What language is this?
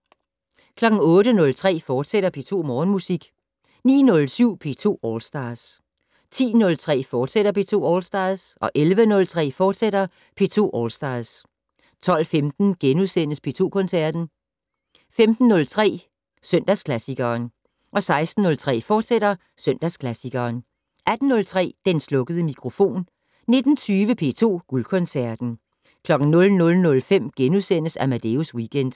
Danish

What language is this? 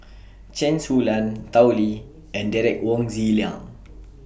English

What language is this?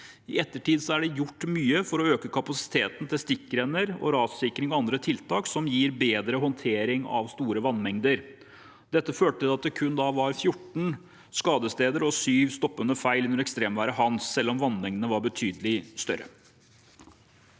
Norwegian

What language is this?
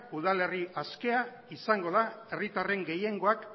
Basque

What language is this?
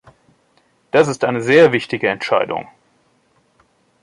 German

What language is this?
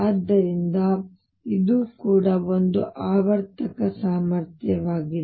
Kannada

